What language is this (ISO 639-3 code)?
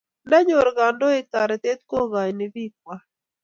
kln